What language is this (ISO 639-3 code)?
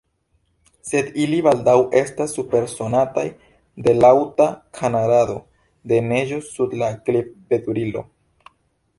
epo